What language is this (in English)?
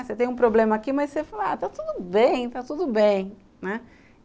Portuguese